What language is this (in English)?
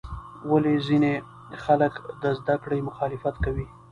Pashto